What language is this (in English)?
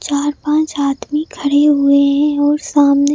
Hindi